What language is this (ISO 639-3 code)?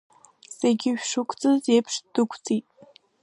abk